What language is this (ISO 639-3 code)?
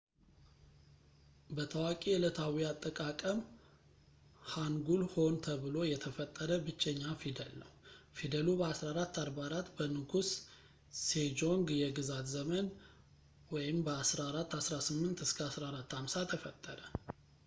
amh